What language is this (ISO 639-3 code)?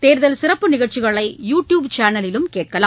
tam